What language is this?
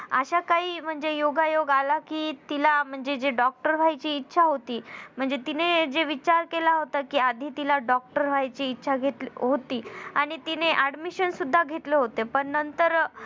Marathi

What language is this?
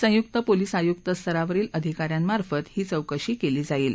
Marathi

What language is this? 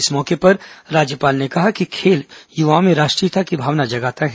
Hindi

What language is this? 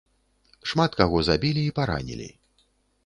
Belarusian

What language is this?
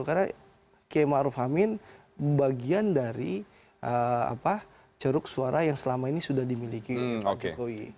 Indonesian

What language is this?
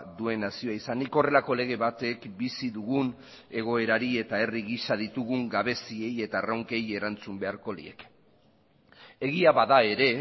Basque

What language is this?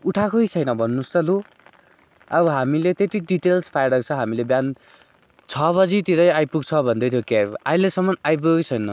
Nepali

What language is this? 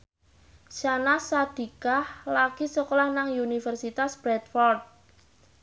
Javanese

